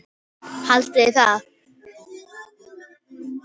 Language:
Icelandic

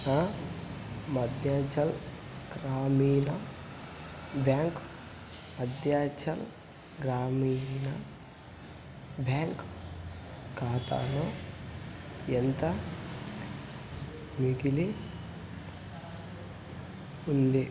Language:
Telugu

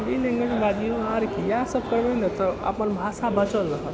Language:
Maithili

